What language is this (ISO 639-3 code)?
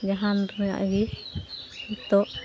sat